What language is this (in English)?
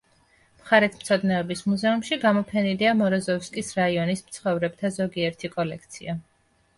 Georgian